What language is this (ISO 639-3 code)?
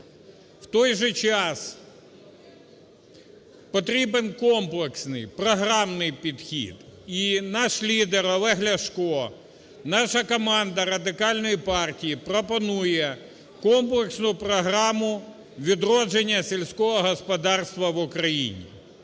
ukr